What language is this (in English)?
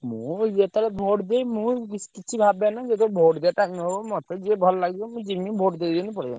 Odia